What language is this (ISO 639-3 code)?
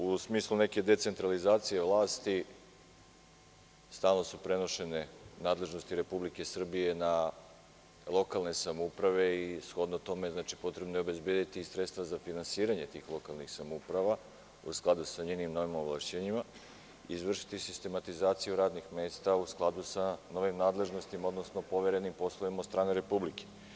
srp